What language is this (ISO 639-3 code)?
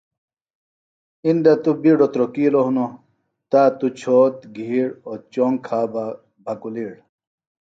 phl